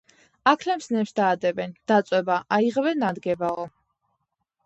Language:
Georgian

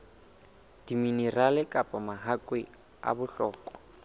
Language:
Southern Sotho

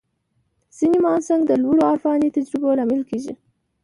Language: Pashto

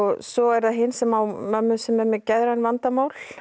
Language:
Icelandic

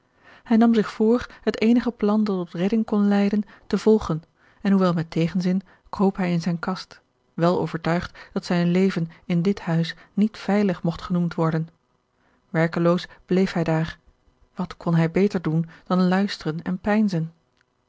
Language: Dutch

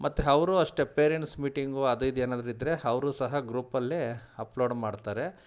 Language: Kannada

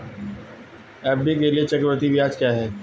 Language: Hindi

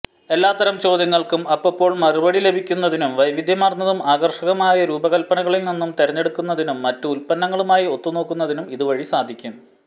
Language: Malayalam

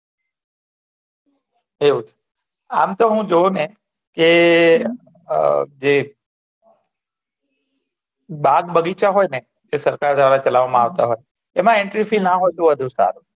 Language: Gujarati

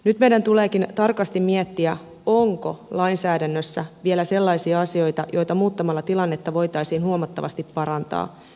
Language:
Finnish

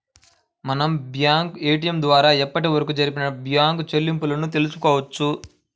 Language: Telugu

